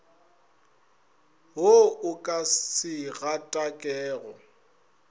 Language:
Northern Sotho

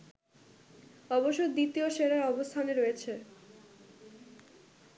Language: Bangla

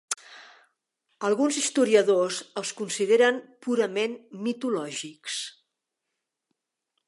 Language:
Catalan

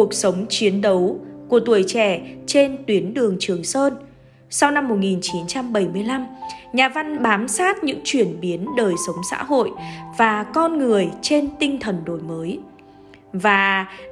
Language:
Vietnamese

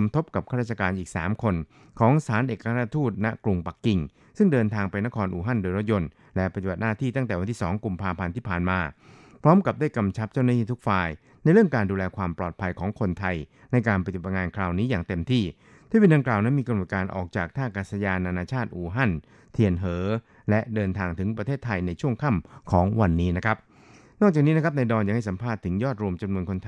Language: Thai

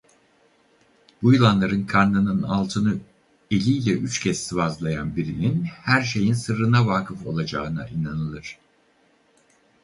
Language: Turkish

